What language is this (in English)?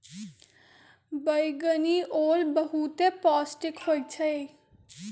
Magahi